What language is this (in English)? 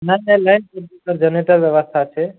Maithili